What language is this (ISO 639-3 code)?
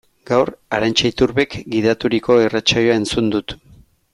eus